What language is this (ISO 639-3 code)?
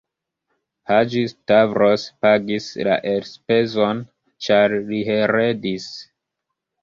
epo